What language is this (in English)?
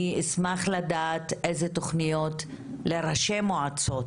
Hebrew